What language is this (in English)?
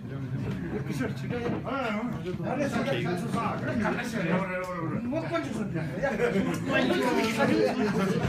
Turkish